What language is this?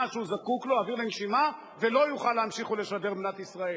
Hebrew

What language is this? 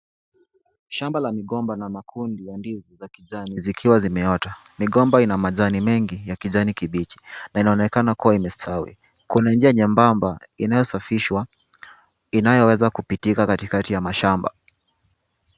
Swahili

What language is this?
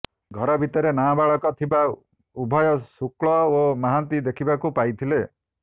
Odia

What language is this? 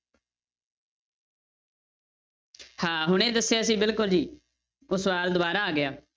Punjabi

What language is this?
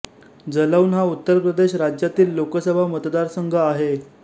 Marathi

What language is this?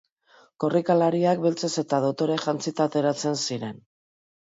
Basque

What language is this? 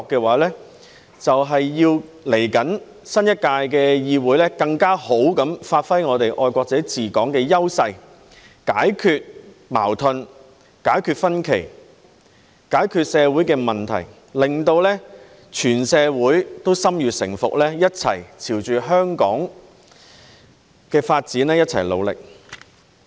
Cantonese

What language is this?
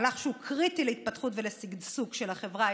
Hebrew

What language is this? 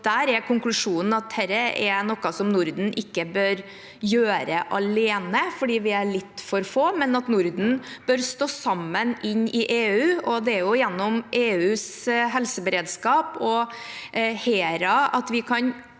Norwegian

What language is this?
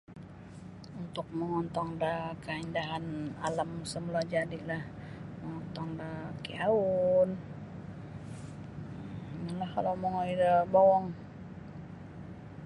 Sabah Bisaya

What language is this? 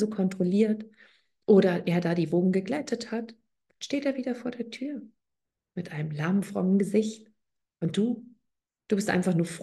German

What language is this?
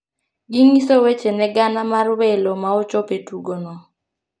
Luo (Kenya and Tanzania)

